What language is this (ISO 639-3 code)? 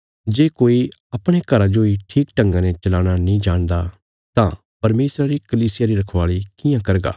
kfs